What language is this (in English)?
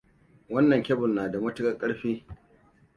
Hausa